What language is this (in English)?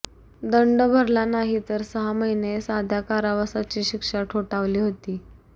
Marathi